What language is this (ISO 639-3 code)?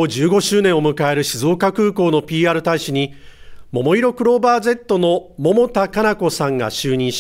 jpn